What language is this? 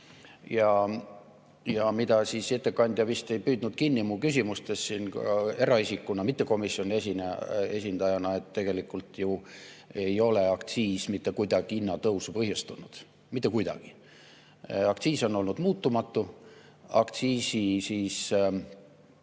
Estonian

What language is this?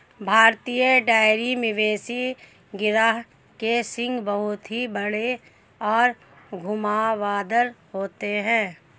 Hindi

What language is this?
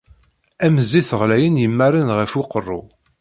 Kabyle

